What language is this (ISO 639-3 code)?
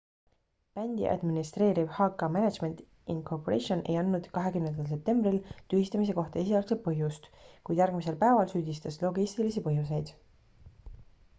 est